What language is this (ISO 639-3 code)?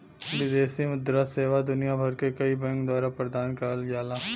bho